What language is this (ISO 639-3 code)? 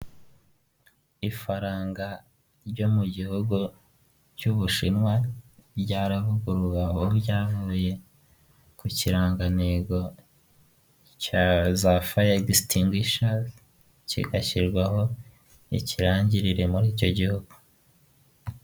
kin